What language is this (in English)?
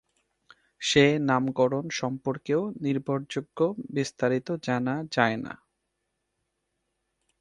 Bangla